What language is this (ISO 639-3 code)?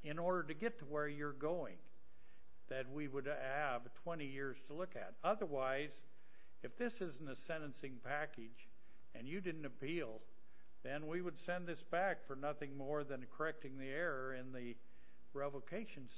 eng